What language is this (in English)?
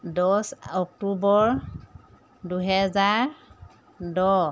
Assamese